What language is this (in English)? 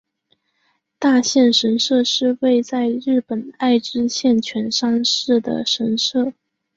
Chinese